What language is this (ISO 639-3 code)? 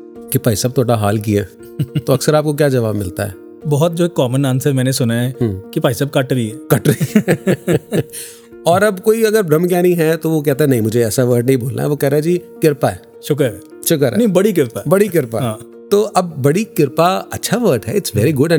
hin